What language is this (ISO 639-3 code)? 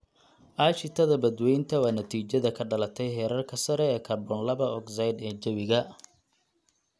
som